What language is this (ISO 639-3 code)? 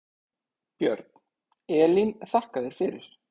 isl